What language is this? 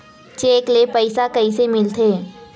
Chhattisgarhi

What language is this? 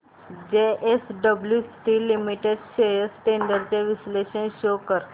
Marathi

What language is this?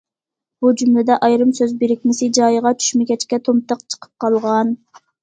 Uyghur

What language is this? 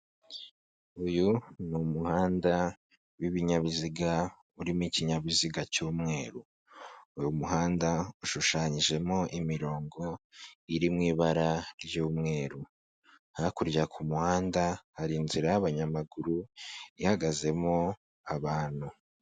Kinyarwanda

